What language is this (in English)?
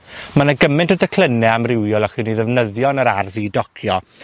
Welsh